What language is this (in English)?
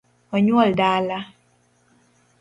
Luo (Kenya and Tanzania)